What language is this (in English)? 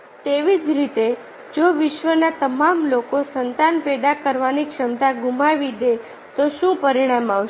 Gujarati